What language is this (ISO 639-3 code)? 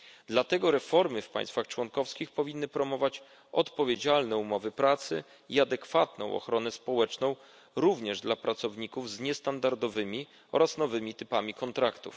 pol